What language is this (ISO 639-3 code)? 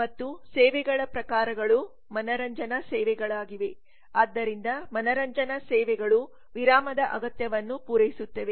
kan